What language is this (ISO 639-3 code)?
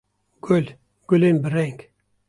kur